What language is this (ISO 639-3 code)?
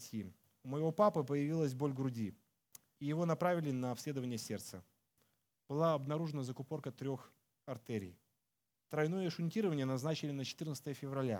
rus